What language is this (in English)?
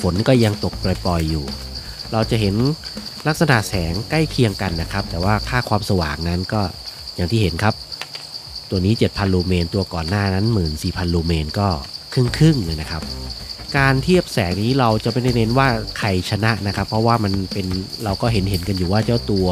Thai